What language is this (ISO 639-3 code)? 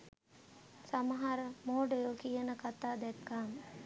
sin